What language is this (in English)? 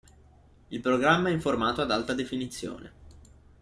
Italian